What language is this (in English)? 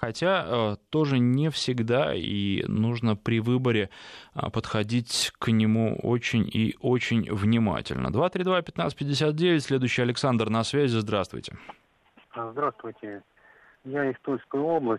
Russian